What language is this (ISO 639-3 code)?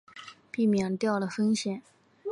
zho